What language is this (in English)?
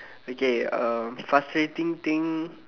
English